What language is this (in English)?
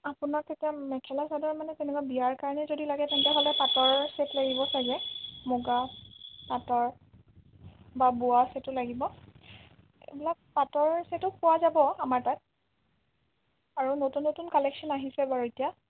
Assamese